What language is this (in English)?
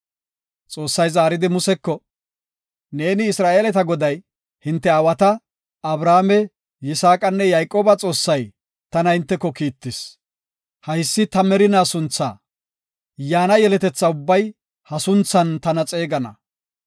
Gofa